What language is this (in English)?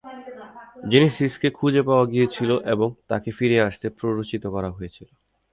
Bangla